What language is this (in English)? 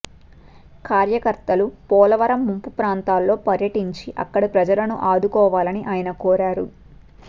Telugu